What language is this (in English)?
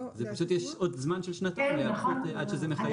Hebrew